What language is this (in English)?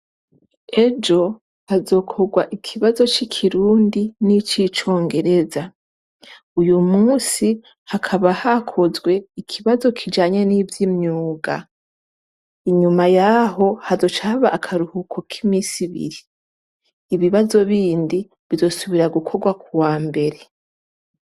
Rundi